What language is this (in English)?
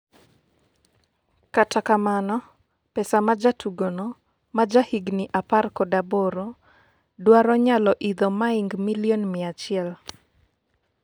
Luo (Kenya and Tanzania)